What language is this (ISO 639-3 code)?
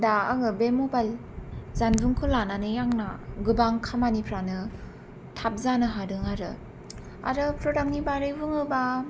brx